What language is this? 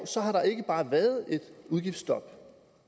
Danish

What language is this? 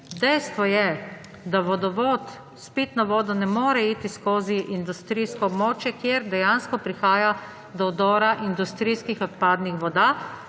Slovenian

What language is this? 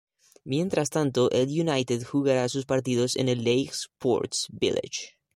Spanish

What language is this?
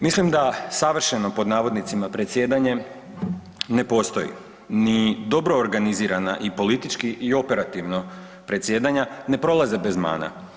Croatian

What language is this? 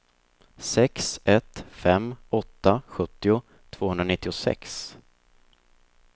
Swedish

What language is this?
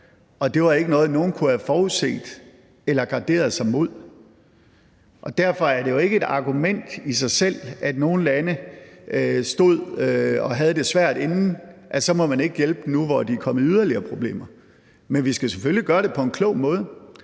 Danish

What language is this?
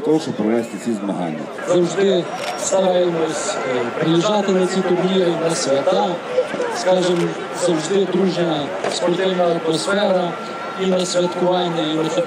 Ukrainian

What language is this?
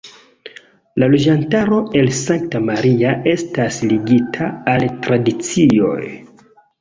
Esperanto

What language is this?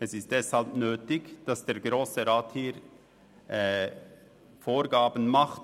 Swiss German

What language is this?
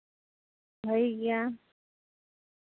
Santali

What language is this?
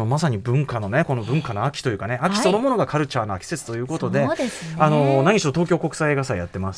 Japanese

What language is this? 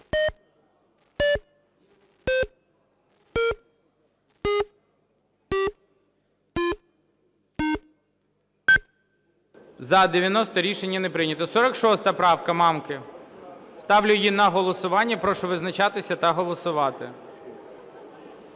Ukrainian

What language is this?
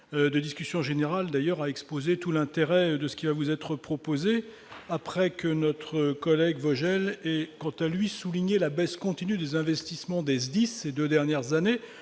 French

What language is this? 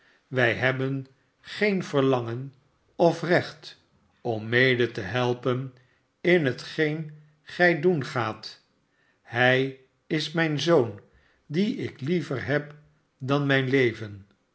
Dutch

